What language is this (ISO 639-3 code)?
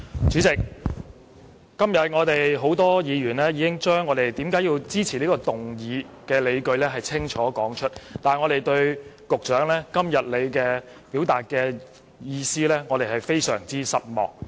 yue